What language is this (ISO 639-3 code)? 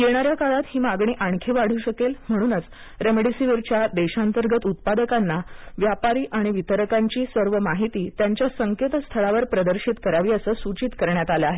mar